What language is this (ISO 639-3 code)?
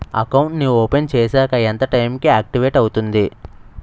tel